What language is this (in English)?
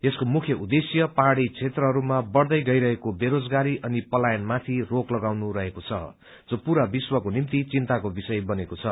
Nepali